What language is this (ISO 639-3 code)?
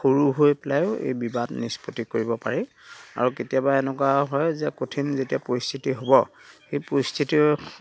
asm